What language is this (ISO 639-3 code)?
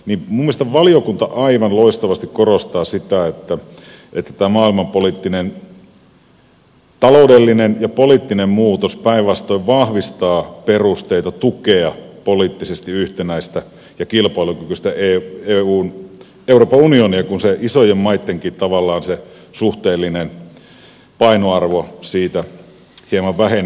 fin